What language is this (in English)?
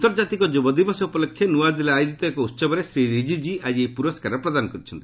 Odia